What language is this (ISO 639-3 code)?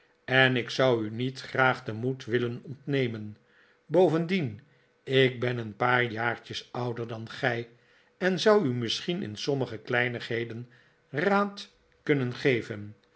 nld